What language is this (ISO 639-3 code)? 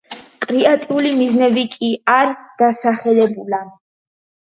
kat